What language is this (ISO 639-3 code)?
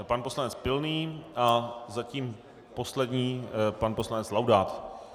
ces